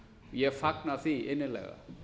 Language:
Icelandic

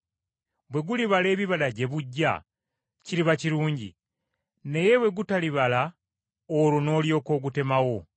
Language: Ganda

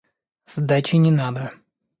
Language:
Russian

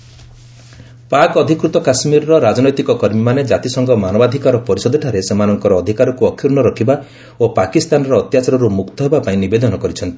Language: Odia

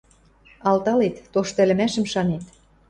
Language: Western Mari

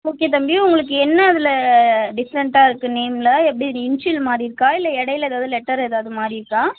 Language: Tamil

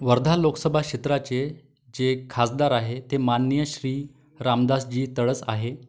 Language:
Marathi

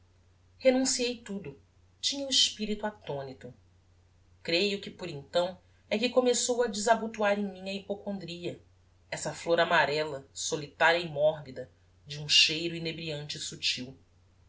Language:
Portuguese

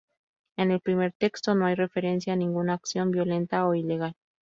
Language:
Spanish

